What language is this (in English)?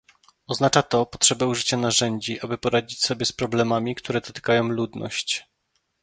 Polish